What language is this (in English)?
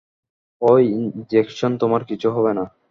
Bangla